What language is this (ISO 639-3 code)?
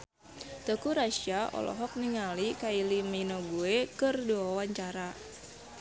sun